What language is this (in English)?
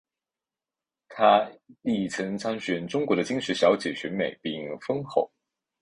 Chinese